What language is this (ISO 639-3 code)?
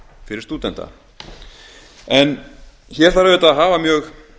isl